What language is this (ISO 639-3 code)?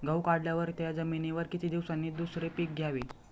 mar